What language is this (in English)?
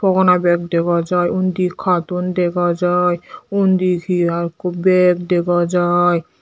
Chakma